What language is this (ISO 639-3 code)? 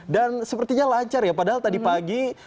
ind